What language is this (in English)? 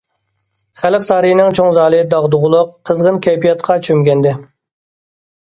Uyghur